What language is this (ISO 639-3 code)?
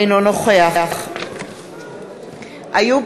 heb